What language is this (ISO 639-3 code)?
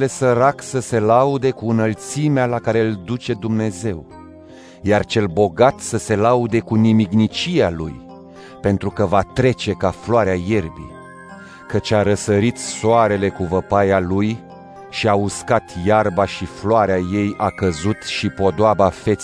ron